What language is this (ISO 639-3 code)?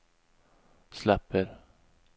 swe